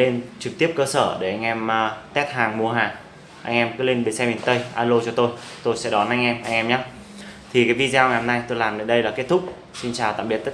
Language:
Vietnamese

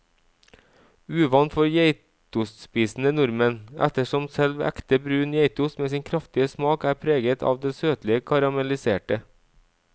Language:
Norwegian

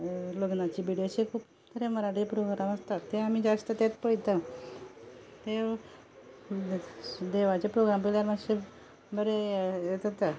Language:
Konkani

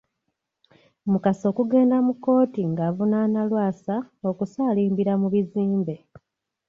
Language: Ganda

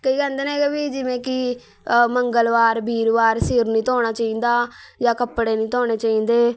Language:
Punjabi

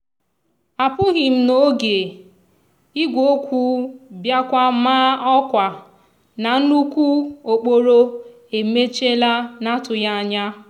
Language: Igbo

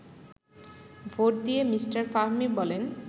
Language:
Bangla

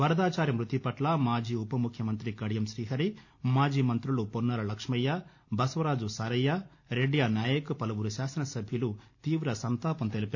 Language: Telugu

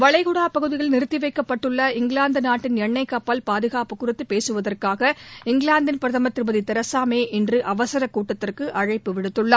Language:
Tamil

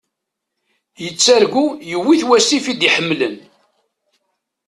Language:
Kabyle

